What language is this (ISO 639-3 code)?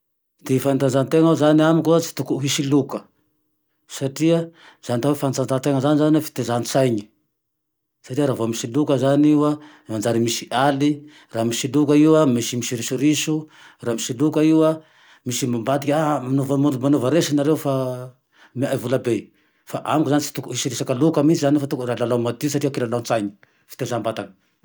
tdx